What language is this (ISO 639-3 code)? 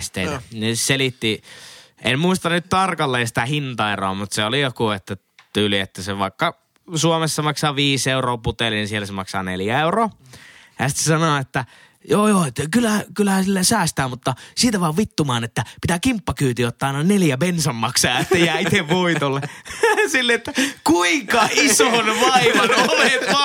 fin